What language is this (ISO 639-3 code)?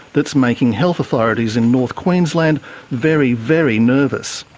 eng